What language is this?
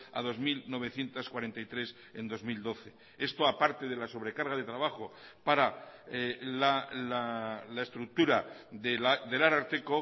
Spanish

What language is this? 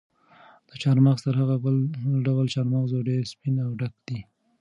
Pashto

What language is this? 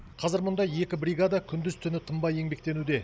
Kazakh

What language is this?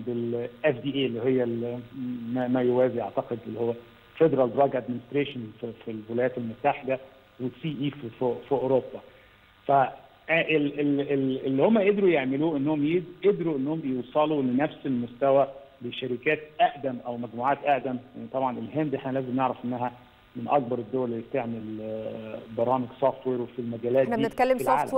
Arabic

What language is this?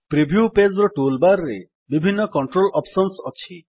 Odia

